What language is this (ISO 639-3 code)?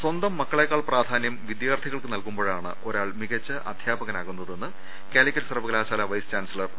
mal